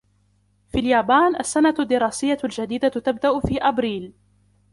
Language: Arabic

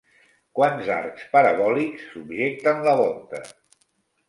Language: Catalan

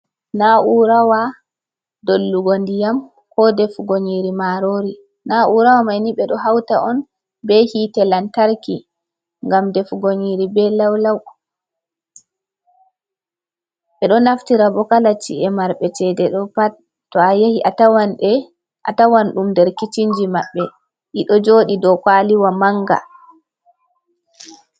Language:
Fula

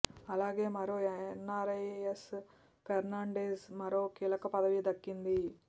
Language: Telugu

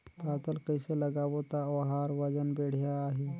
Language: Chhattisgarhi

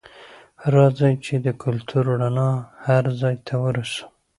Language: Pashto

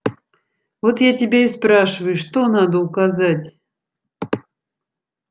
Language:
Russian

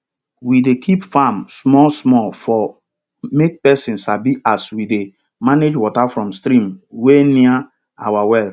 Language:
Nigerian Pidgin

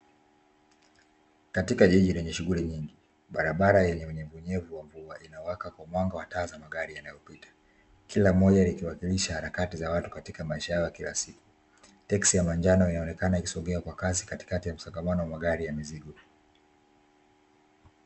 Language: Swahili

